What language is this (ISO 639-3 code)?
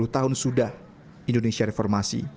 ind